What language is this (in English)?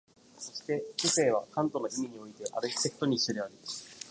Japanese